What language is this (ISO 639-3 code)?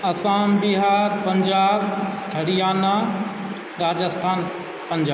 mai